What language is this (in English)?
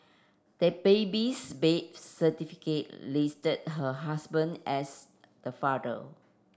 English